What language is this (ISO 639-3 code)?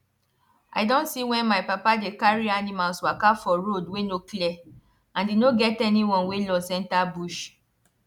pcm